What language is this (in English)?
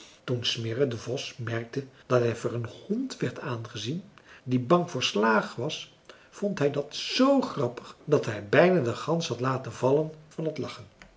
Dutch